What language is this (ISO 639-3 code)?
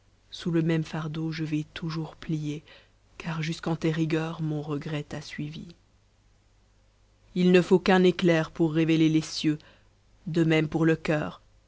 fra